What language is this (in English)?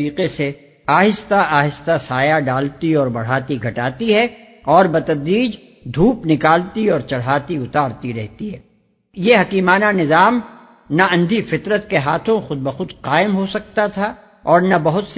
Urdu